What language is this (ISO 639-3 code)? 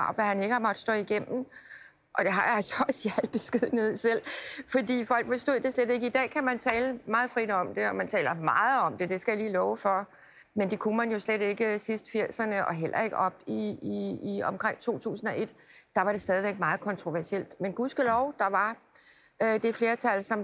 dan